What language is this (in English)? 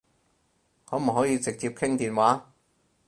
Cantonese